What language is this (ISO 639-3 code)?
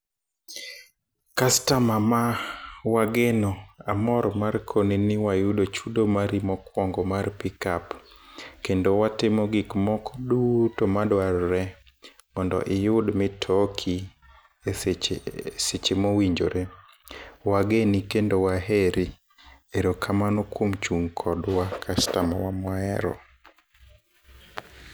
luo